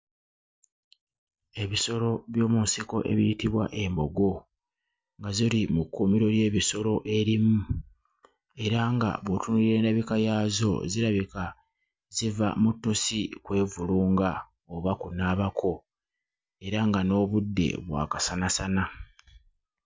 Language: Ganda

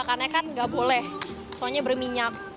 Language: Indonesian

